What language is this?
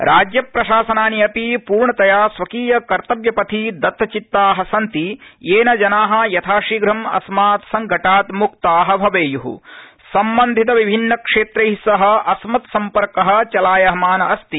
Sanskrit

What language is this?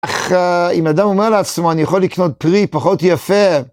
Hebrew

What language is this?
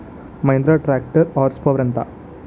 Telugu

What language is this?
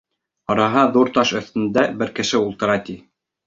Bashkir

